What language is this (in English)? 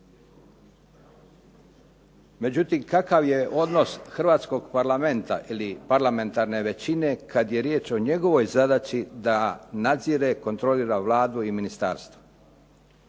Croatian